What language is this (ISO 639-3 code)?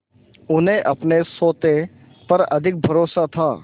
hin